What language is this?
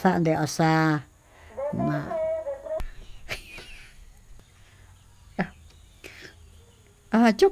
Tututepec Mixtec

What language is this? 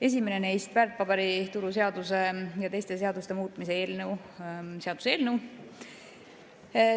Estonian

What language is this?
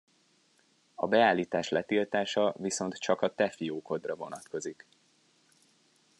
Hungarian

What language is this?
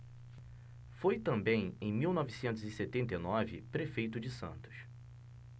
Portuguese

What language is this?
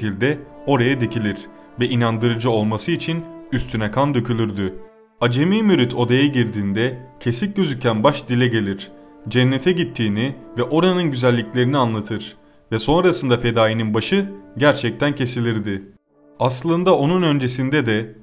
Turkish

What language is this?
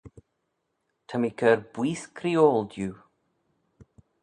Manx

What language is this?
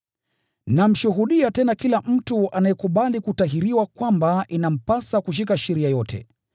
Swahili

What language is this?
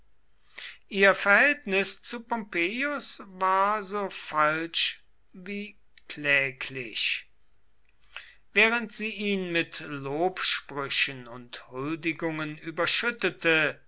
German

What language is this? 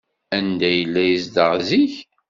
Kabyle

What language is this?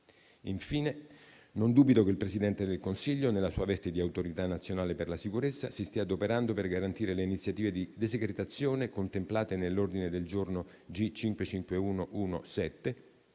Italian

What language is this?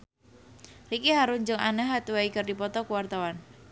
Sundanese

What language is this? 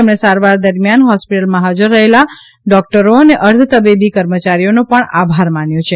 Gujarati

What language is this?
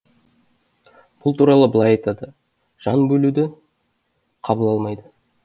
Kazakh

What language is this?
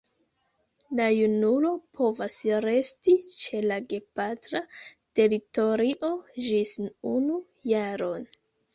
Esperanto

